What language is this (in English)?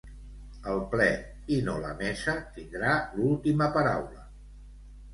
Catalan